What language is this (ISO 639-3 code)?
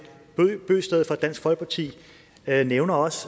dan